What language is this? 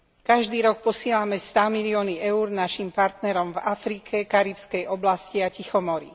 Slovak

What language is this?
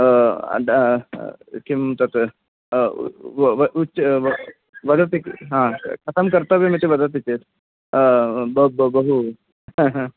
Sanskrit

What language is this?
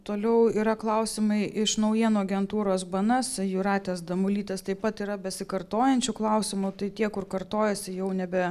Lithuanian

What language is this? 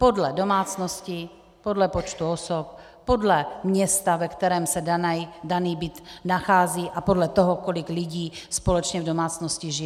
Czech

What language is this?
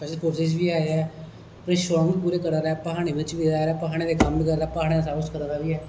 Dogri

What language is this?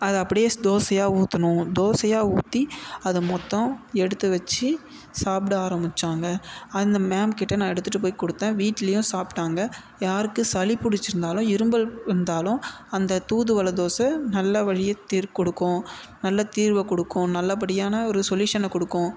Tamil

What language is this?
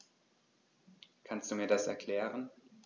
German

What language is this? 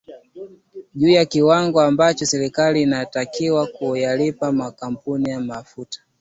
Swahili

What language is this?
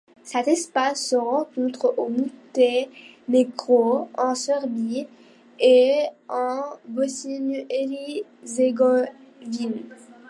French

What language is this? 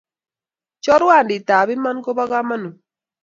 Kalenjin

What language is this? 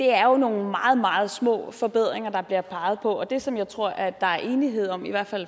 Danish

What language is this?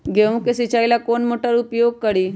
Magahi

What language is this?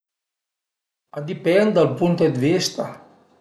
Piedmontese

